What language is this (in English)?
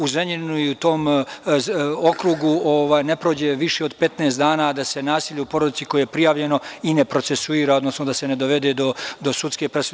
Serbian